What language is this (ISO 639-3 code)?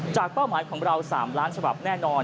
tha